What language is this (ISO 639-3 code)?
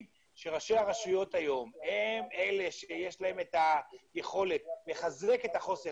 heb